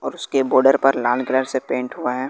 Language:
Hindi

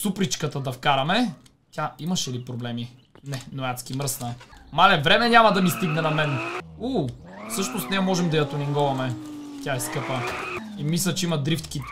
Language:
Bulgarian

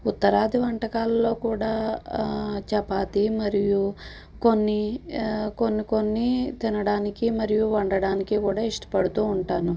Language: Telugu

